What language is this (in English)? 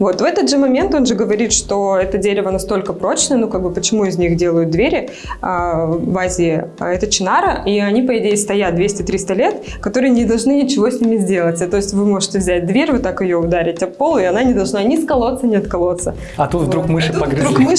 Russian